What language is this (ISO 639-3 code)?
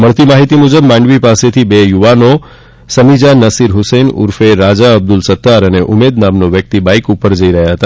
guj